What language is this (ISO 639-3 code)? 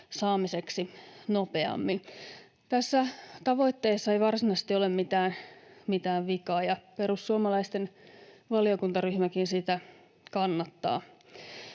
fin